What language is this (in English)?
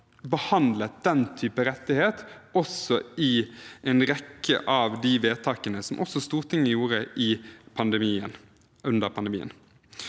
Norwegian